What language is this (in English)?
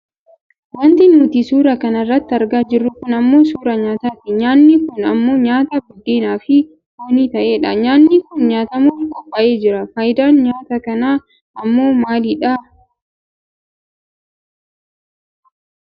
Oromo